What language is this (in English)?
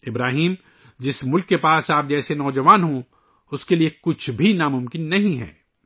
Urdu